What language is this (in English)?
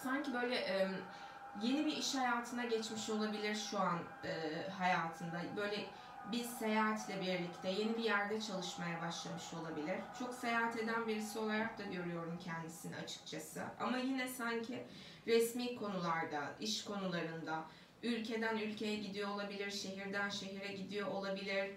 Turkish